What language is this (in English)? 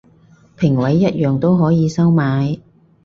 Cantonese